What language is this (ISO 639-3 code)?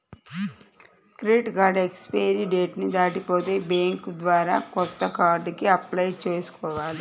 tel